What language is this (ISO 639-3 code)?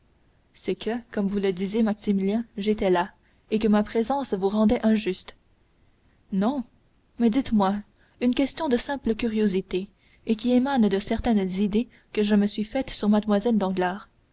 fra